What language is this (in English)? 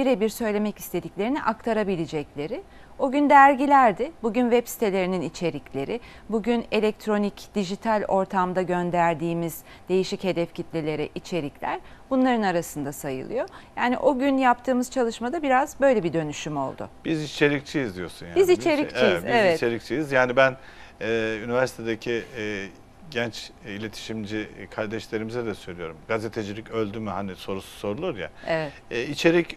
Turkish